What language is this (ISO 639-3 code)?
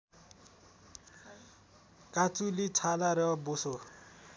nep